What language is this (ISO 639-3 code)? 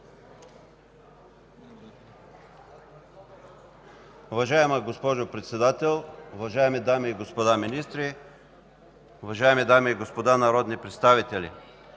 bul